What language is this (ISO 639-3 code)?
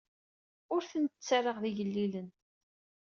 kab